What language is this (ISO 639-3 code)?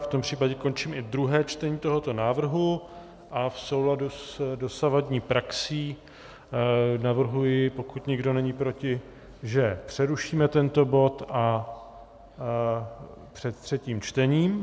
ces